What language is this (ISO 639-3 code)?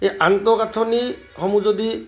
asm